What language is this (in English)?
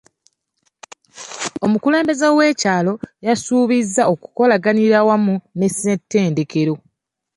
Ganda